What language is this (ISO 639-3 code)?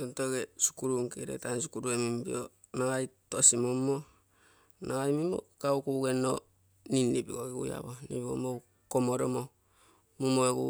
buo